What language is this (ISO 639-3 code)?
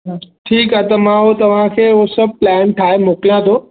snd